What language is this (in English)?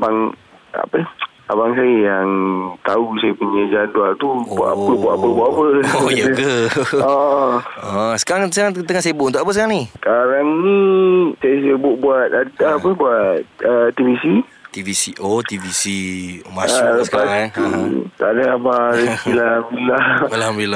Malay